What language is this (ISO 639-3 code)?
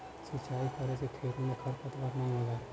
bho